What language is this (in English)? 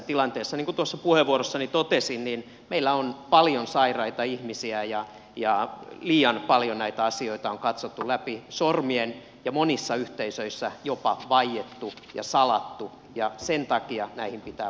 Finnish